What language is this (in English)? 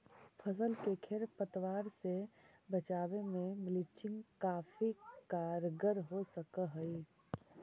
Magahi